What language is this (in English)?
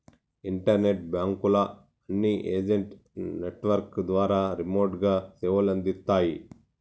Telugu